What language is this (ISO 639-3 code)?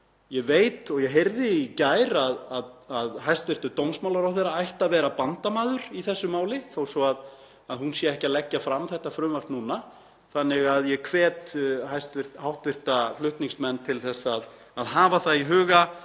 isl